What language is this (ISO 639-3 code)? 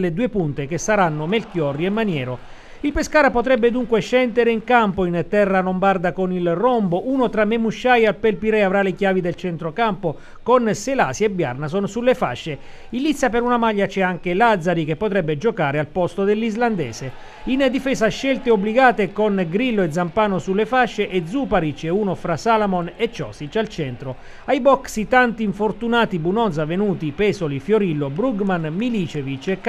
ita